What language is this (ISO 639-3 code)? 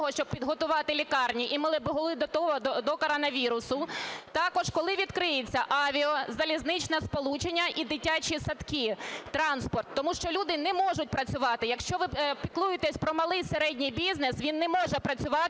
ukr